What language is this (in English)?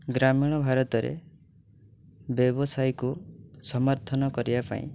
Odia